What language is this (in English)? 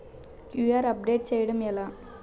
Telugu